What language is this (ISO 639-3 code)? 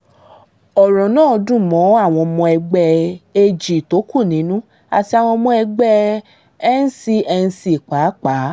yor